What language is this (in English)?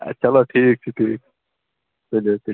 Kashmiri